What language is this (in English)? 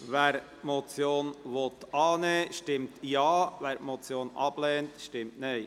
Swiss German